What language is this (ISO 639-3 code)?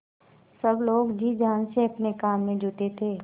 hin